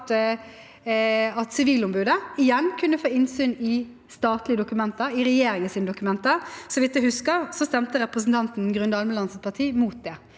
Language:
Norwegian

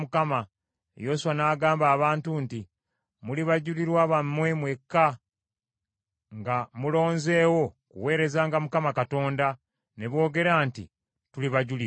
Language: Ganda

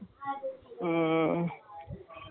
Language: Tamil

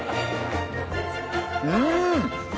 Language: Japanese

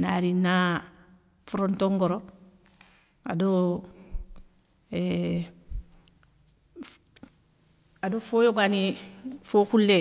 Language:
Soninke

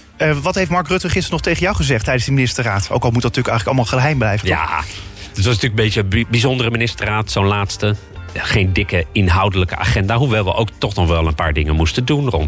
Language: Dutch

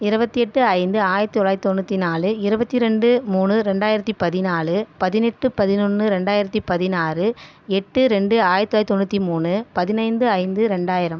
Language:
Tamil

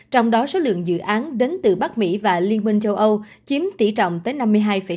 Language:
Vietnamese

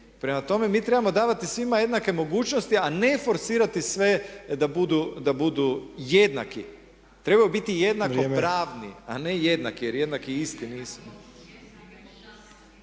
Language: Croatian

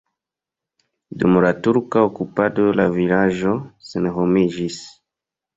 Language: Esperanto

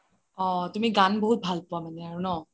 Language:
Assamese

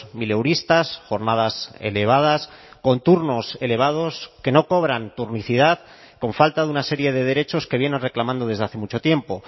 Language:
Spanish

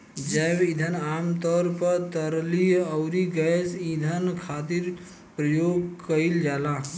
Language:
Bhojpuri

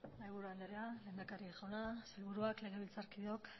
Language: Basque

